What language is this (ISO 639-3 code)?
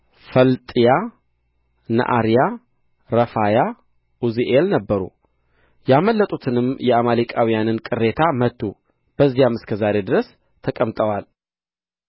amh